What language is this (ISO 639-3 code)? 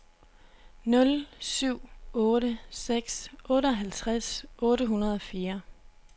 dan